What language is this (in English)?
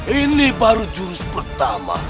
Indonesian